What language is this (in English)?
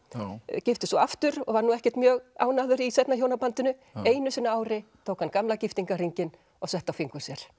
Icelandic